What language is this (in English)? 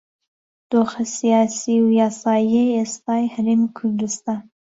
Central Kurdish